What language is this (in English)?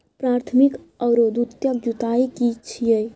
Maithili